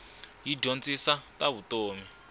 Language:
Tsonga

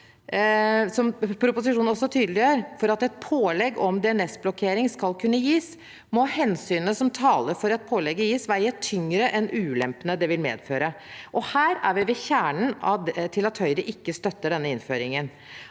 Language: Norwegian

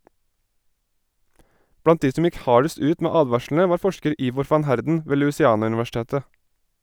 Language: Norwegian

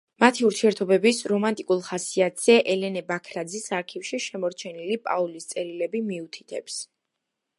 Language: Georgian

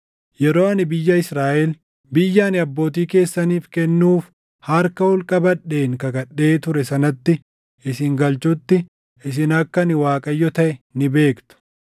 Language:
Oromo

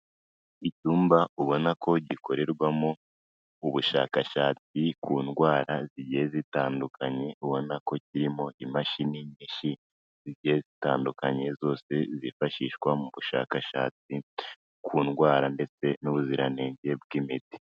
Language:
Kinyarwanda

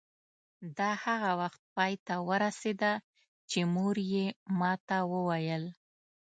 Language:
Pashto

